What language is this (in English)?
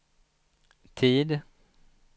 Swedish